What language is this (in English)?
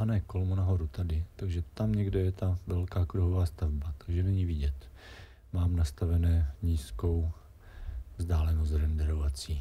Czech